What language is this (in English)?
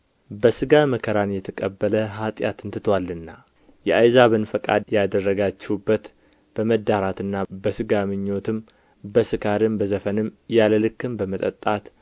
Amharic